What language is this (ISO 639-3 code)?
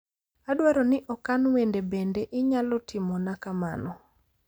luo